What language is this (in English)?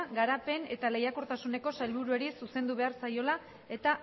Basque